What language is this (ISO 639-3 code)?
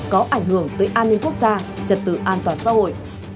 vie